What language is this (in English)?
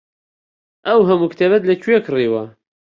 Central Kurdish